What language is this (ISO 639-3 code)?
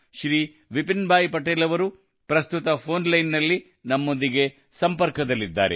kan